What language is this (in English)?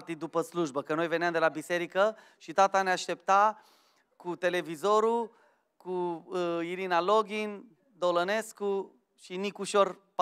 Romanian